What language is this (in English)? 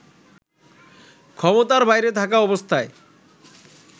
Bangla